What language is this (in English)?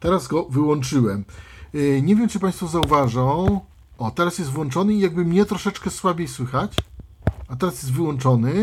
Polish